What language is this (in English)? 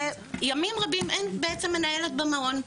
Hebrew